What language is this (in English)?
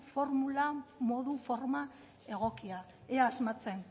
Basque